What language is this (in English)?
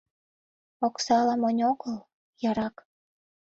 Mari